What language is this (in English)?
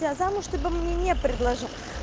Russian